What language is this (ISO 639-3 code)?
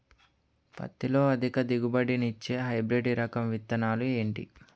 tel